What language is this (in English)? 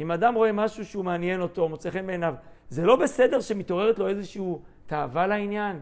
Hebrew